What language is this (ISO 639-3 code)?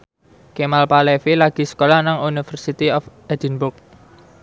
jav